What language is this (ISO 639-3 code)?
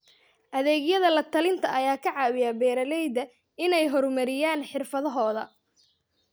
som